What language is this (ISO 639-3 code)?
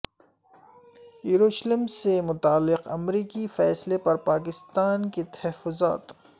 urd